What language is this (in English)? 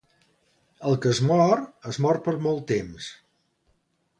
Catalan